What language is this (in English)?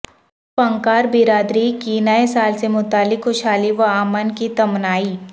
Urdu